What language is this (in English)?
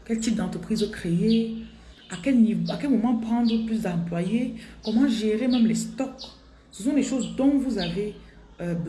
French